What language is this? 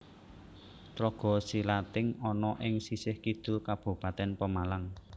Javanese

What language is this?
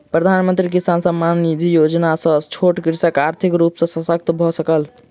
Maithili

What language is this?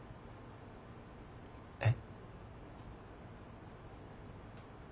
Japanese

